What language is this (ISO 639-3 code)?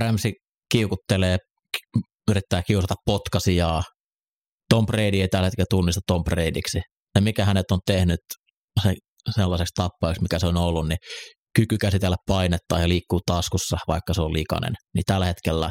fin